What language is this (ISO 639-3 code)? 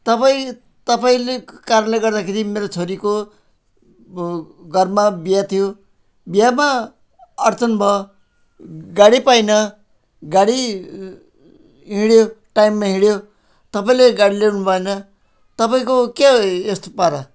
nep